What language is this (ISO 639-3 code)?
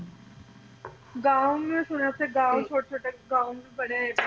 pan